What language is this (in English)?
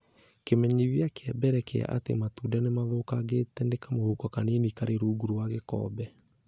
Kikuyu